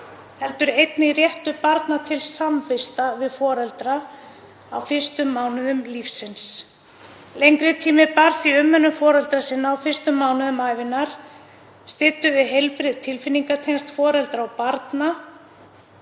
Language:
Icelandic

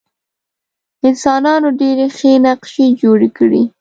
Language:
Pashto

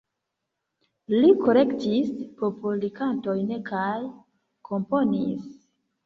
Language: Esperanto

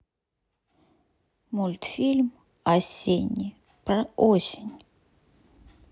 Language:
Russian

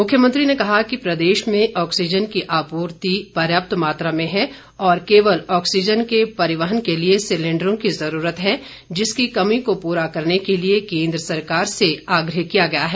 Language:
Hindi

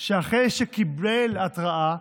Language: Hebrew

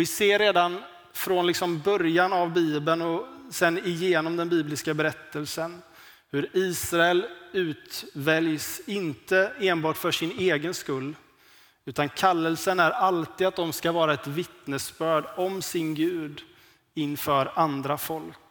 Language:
Swedish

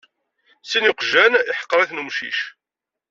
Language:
Kabyle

